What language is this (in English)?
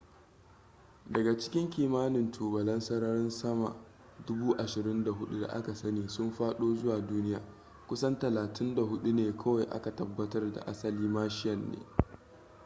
Hausa